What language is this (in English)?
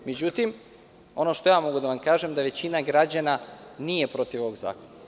Serbian